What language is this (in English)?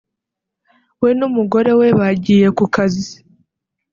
Kinyarwanda